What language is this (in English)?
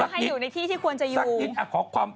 Thai